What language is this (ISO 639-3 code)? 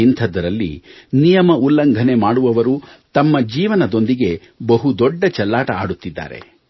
kan